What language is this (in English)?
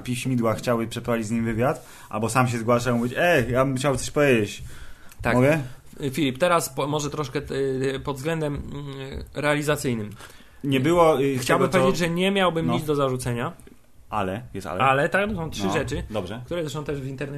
Polish